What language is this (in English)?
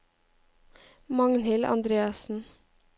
Norwegian